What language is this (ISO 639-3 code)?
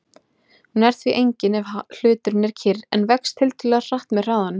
isl